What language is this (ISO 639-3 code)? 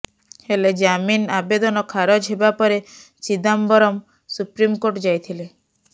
ori